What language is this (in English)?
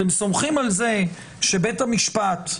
Hebrew